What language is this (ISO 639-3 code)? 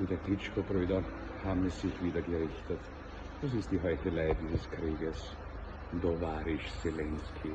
deu